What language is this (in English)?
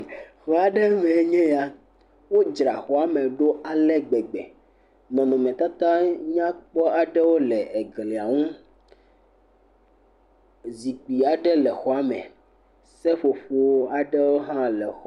Ewe